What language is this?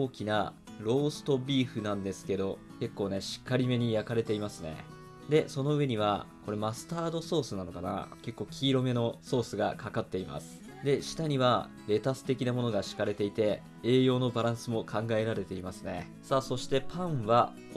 Japanese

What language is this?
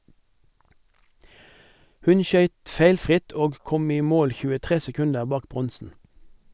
Norwegian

